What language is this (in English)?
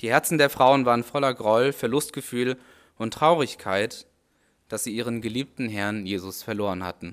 German